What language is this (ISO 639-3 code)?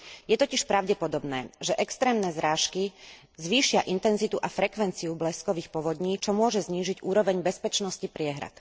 slk